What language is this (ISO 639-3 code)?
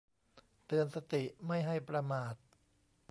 tha